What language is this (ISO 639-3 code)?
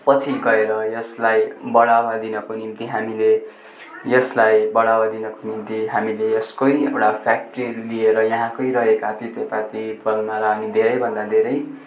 nep